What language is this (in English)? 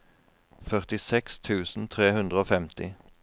Norwegian